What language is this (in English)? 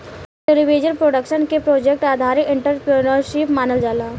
Bhojpuri